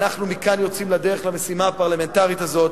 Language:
Hebrew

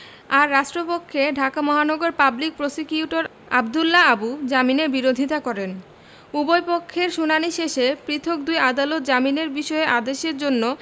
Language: Bangla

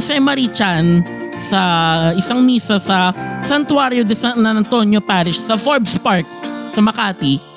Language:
Filipino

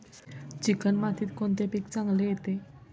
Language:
Marathi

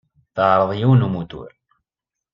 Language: Kabyle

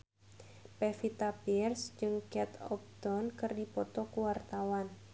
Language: Sundanese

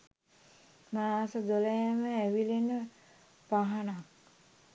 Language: Sinhala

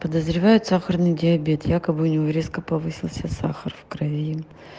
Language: Russian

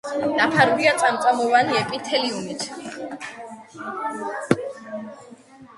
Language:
Georgian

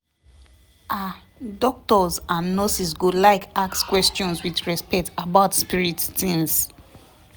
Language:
Nigerian Pidgin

